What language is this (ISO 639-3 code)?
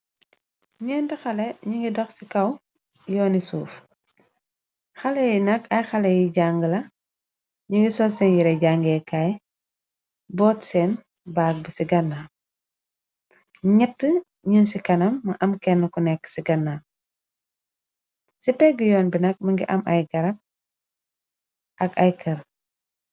wol